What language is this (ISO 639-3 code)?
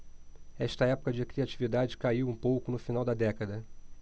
por